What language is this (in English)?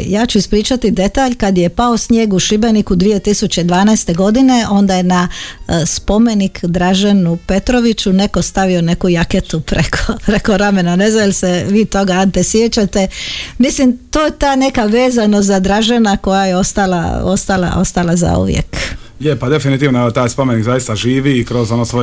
Croatian